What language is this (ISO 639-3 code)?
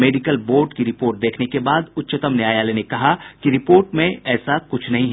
hin